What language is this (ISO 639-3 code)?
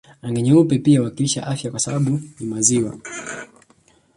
swa